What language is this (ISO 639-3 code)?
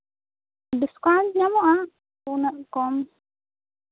sat